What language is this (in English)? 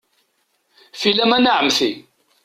Kabyle